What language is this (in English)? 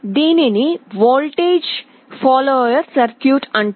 Telugu